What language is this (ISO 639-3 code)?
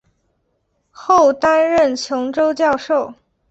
zho